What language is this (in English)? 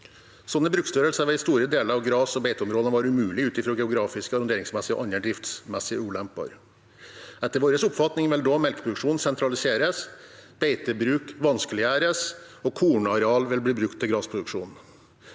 Norwegian